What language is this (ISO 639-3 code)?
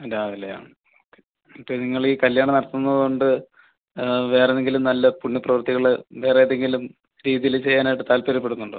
mal